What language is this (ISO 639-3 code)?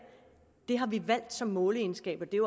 dan